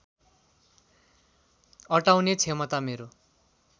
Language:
Nepali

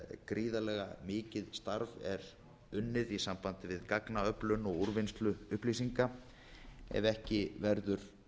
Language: Icelandic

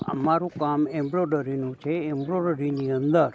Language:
Gujarati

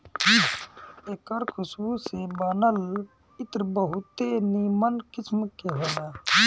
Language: Bhojpuri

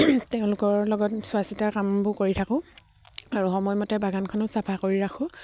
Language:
Assamese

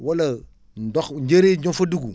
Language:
Wolof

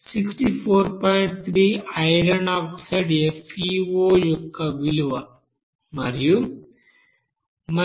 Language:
Telugu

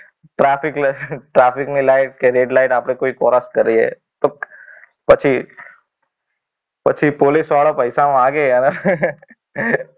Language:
Gujarati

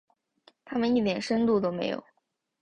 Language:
Chinese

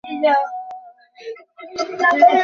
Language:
Bangla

